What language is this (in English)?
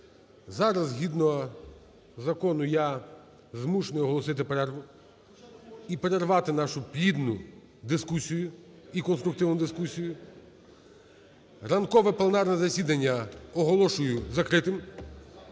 Ukrainian